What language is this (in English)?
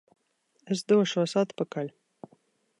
Latvian